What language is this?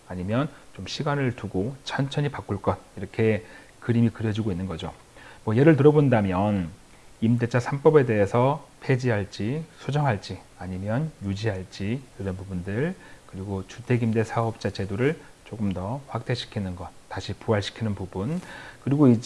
Korean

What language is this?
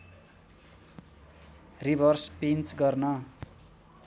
Nepali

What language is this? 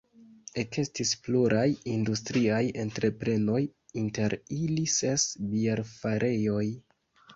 Esperanto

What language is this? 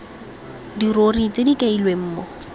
Tswana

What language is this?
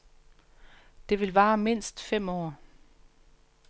Danish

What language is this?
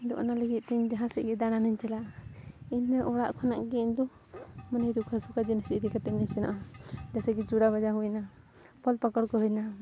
Santali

